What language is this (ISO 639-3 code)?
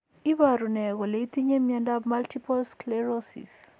kln